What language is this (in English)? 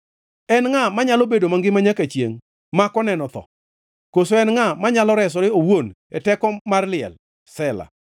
Luo (Kenya and Tanzania)